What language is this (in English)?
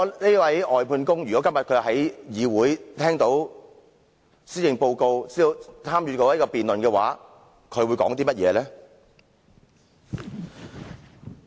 Cantonese